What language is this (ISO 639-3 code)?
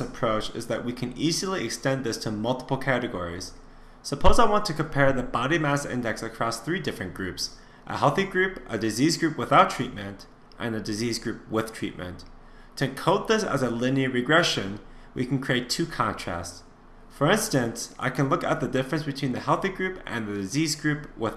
eng